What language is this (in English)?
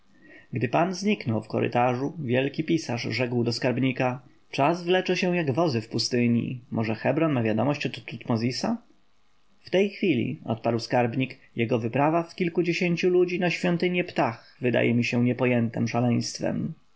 Polish